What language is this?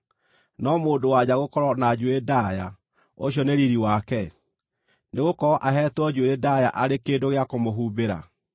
Kikuyu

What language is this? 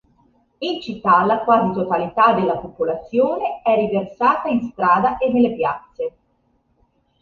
Italian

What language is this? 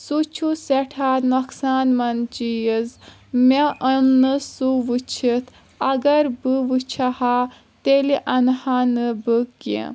Kashmiri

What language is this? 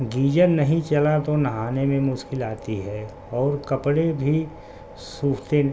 Urdu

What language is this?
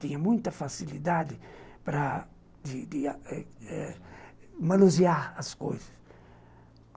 Portuguese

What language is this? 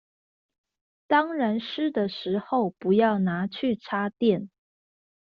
Chinese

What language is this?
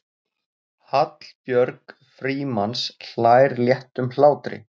Icelandic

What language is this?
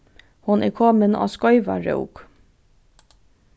Faroese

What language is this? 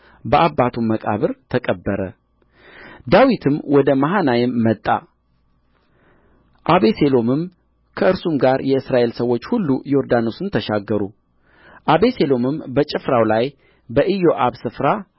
Amharic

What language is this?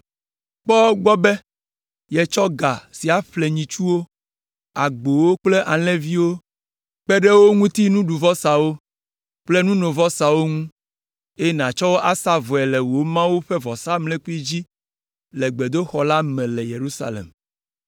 Ewe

